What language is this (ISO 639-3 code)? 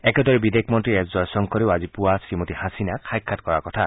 asm